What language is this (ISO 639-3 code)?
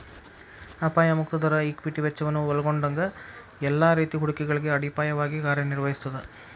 kan